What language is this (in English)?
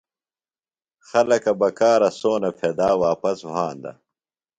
Phalura